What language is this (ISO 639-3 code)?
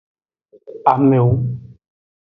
ajg